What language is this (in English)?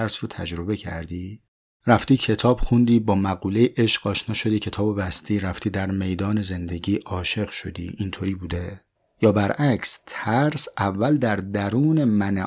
Persian